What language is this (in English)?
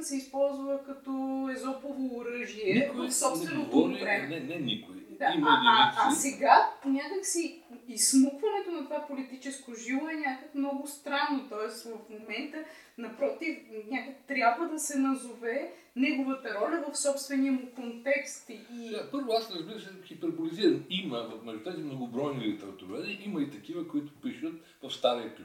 Bulgarian